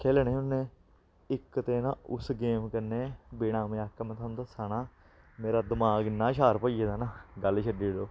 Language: Dogri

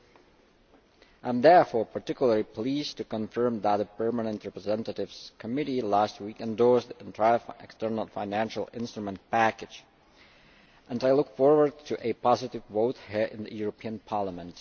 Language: English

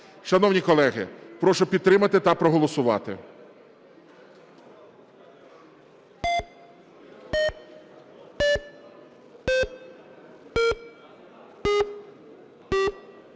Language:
Ukrainian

